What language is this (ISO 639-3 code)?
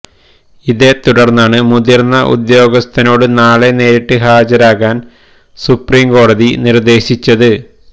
mal